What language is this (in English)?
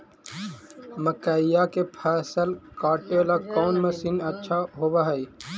Magahi